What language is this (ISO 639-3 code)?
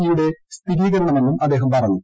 mal